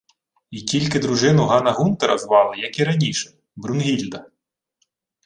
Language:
Ukrainian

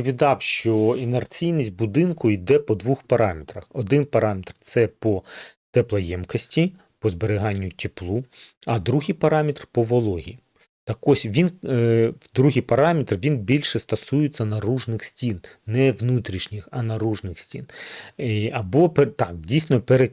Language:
Ukrainian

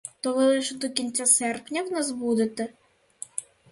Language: Ukrainian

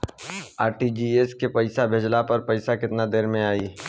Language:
Bhojpuri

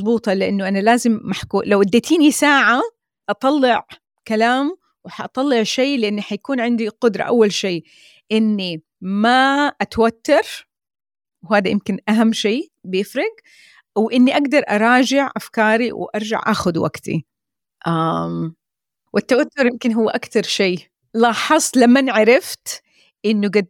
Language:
Arabic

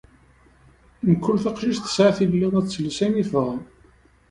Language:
Kabyle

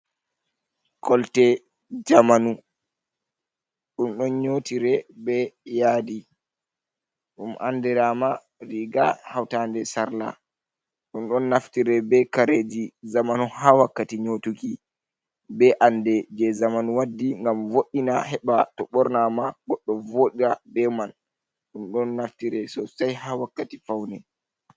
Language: Fula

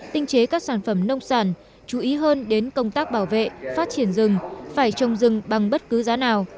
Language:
Vietnamese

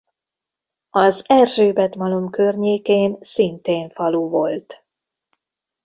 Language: Hungarian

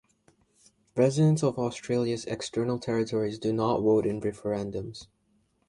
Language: English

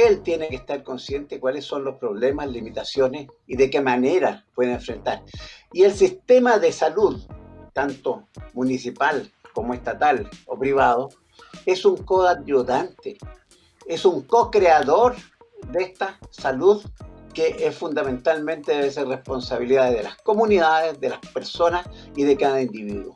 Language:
Spanish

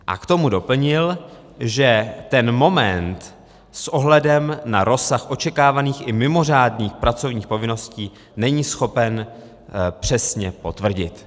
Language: Czech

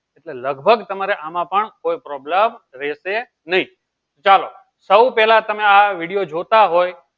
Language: Gujarati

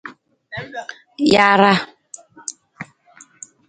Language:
Nawdm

